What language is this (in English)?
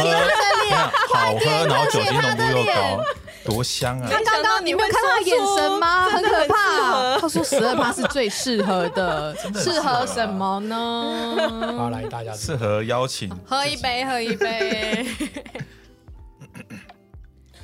Chinese